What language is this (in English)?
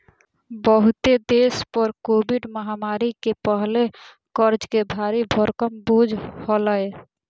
Magahi